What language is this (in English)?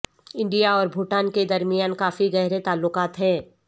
Urdu